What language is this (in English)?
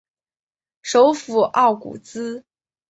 Chinese